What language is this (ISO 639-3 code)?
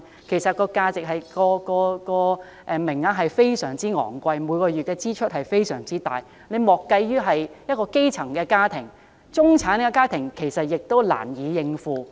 yue